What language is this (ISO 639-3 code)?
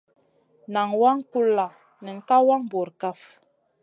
mcn